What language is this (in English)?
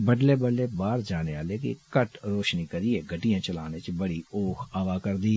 Dogri